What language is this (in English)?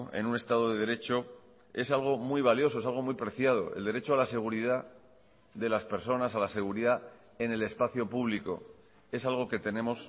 Spanish